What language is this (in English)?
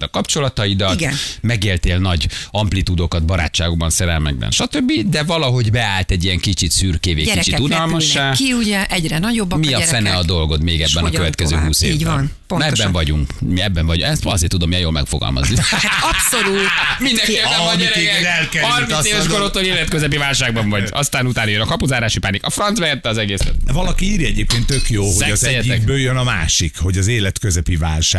Hungarian